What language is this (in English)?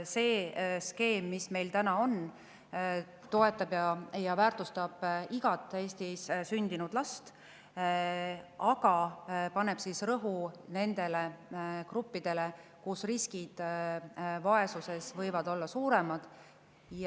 Estonian